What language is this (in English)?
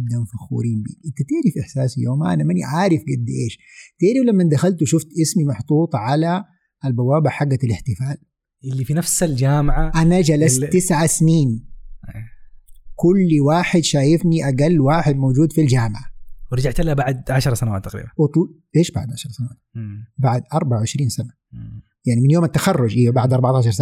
Arabic